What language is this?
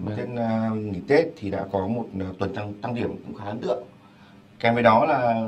Vietnamese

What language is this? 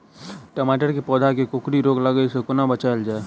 Maithili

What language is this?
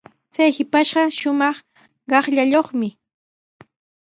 Sihuas Ancash Quechua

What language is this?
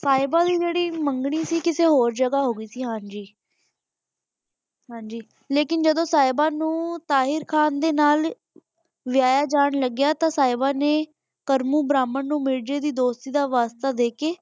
Punjabi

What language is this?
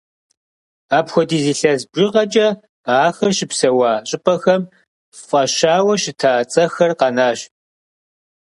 Kabardian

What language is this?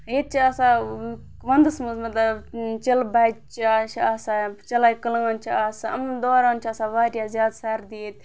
Kashmiri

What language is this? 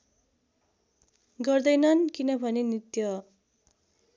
Nepali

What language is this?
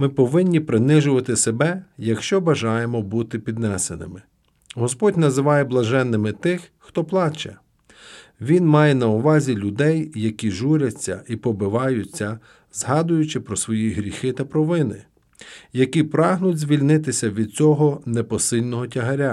Ukrainian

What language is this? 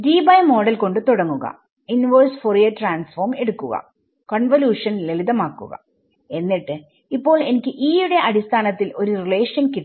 Malayalam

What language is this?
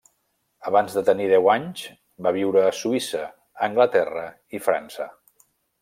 Catalan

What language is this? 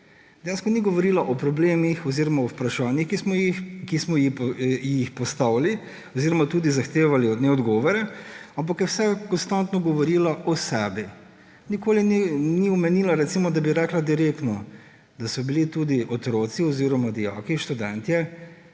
Slovenian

